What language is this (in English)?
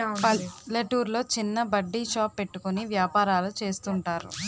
Telugu